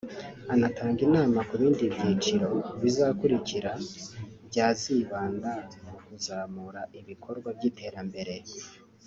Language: Kinyarwanda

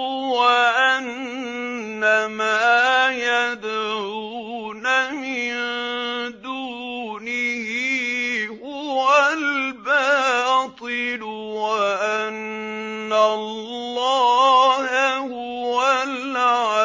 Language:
Arabic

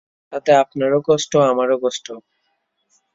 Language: Bangla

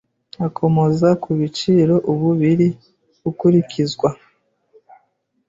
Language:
Kinyarwanda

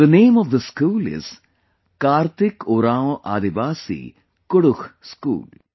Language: English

